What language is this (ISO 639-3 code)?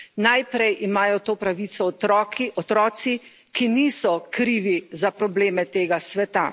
slv